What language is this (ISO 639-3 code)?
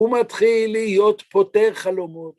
heb